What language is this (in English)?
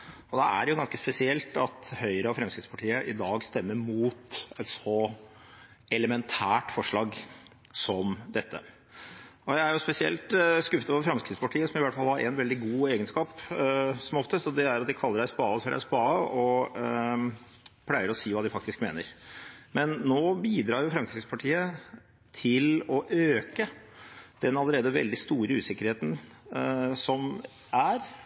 Norwegian Bokmål